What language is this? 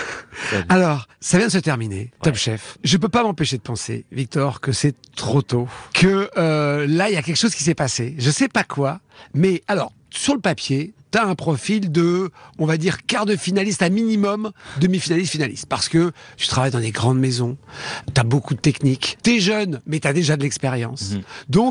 French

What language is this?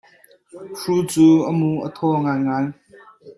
Hakha Chin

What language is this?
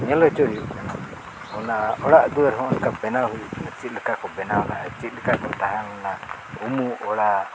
Santali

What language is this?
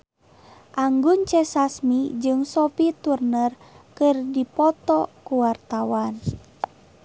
Sundanese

